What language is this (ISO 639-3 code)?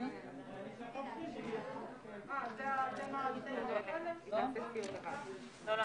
heb